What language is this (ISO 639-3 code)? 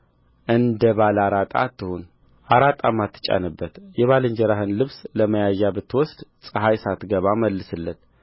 amh